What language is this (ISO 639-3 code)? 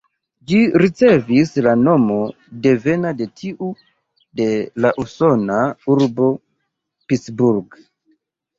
epo